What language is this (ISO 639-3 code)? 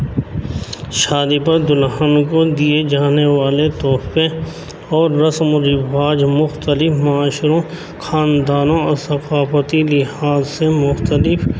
urd